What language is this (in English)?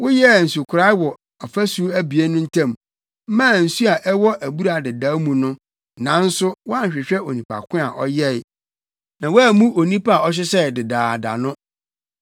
Akan